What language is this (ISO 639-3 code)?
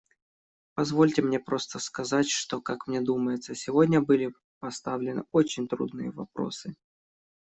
rus